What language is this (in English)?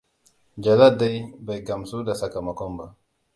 Hausa